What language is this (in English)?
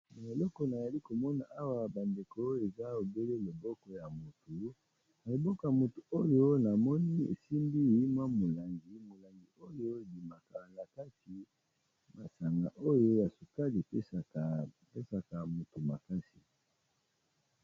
Lingala